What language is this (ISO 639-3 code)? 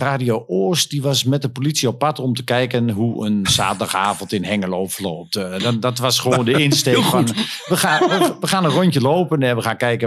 nld